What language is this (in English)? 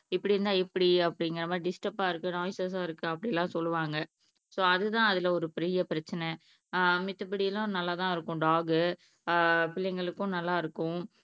Tamil